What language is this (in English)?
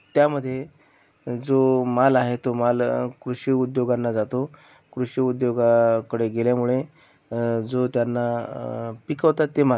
Marathi